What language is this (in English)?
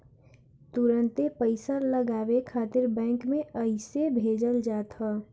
Bhojpuri